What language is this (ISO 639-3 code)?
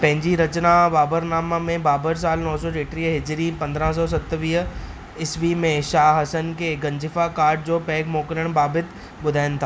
snd